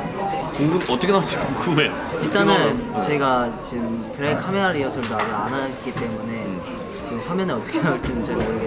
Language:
Korean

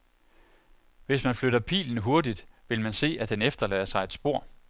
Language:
Danish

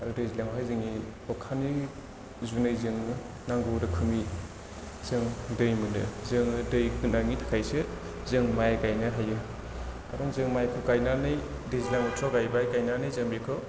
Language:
Bodo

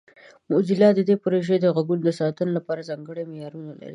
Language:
Pashto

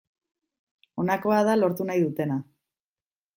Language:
Basque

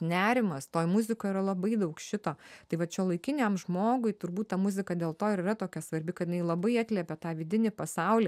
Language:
Lithuanian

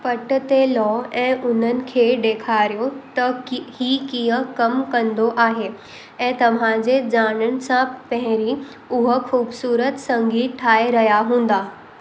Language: Sindhi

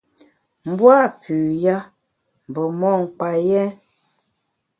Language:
Bamun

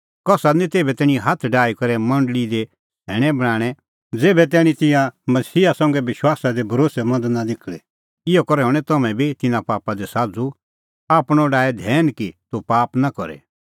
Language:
Kullu Pahari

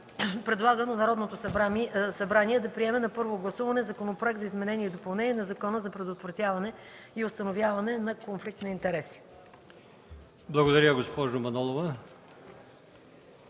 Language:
Bulgarian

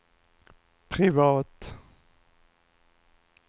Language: Swedish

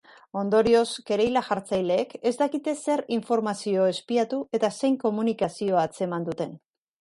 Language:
Basque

